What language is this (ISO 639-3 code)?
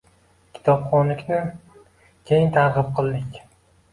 uzb